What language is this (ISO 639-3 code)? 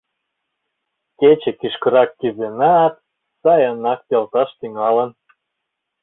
chm